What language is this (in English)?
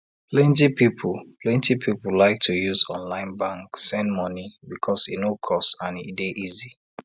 Nigerian Pidgin